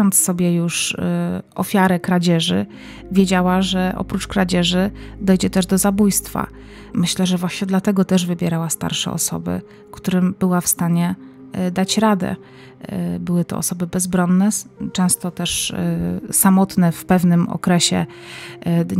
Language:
Polish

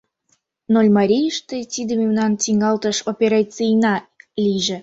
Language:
Mari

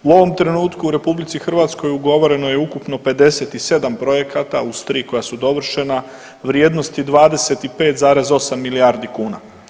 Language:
Croatian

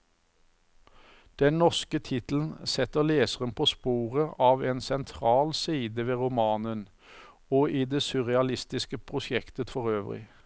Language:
Norwegian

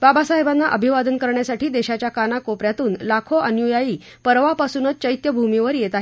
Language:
Marathi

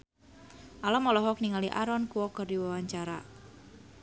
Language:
Sundanese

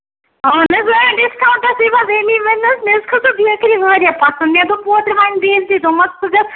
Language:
Kashmiri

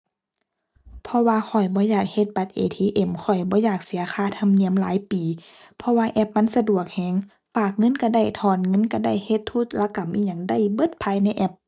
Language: Thai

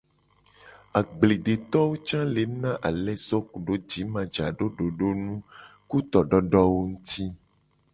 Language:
Gen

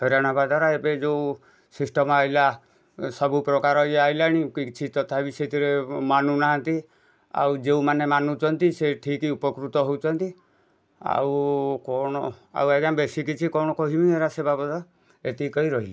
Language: Odia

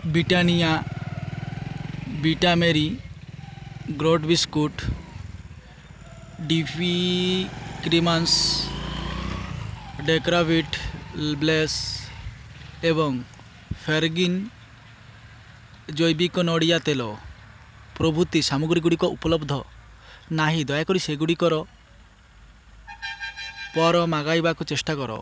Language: Odia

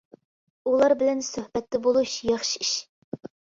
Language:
Uyghur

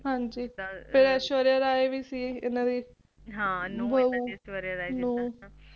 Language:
Punjabi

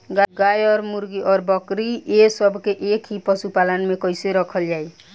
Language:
Bhojpuri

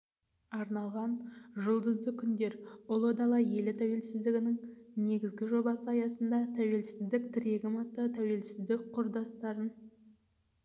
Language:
Kazakh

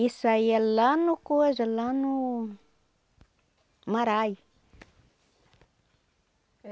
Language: Portuguese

